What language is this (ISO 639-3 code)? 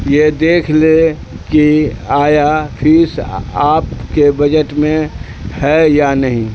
urd